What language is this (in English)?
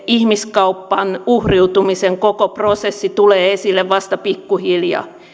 Finnish